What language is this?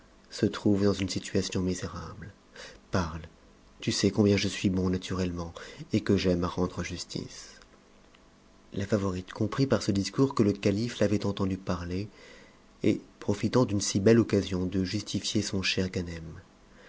French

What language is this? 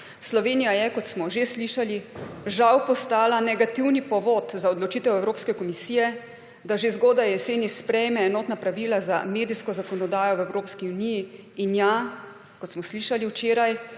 Slovenian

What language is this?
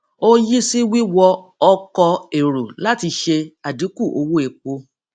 Yoruba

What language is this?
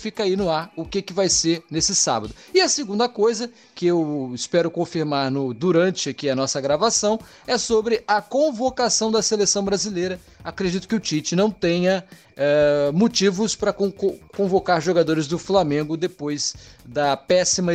Portuguese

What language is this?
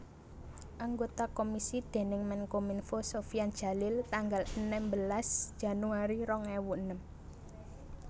Javanese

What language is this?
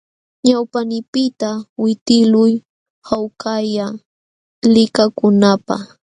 Jauja Wanca Quechua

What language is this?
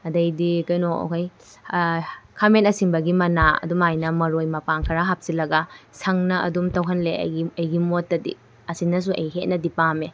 Manipuri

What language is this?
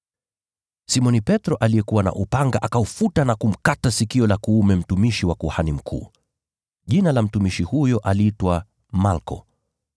Swahili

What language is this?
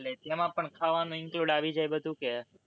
Gujarati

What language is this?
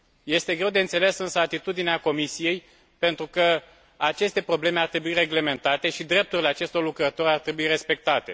Romanian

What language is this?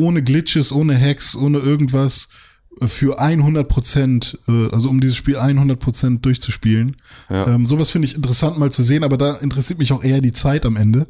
German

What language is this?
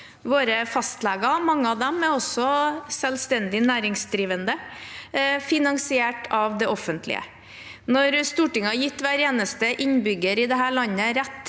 Norwegian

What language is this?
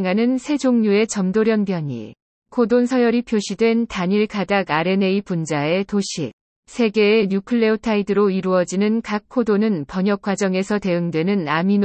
Korean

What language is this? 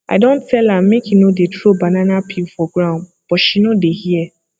Nigerian Pidgin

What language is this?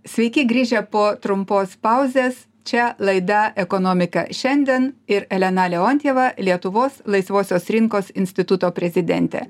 Lithuanian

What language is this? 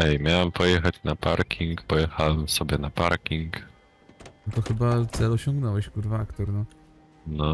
Polish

